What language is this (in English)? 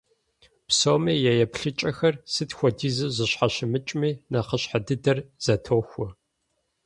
Kabardian